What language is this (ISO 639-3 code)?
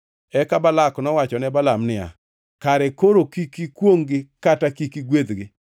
luo